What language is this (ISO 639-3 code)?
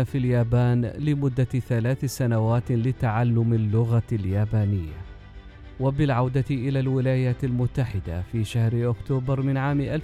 ara